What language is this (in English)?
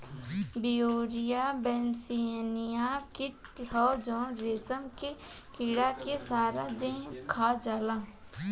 Bhojpuri